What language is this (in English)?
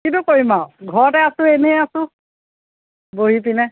Assamese